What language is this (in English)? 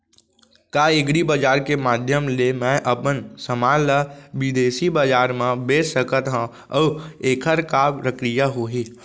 Chhattisgarhi